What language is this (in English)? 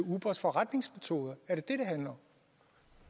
Danish